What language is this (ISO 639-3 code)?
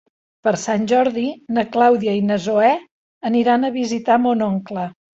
cat